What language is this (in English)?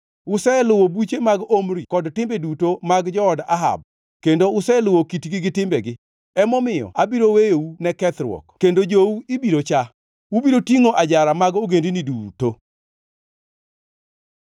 Luo (Kenya and Tanzania)